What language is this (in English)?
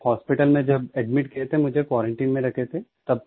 Hindi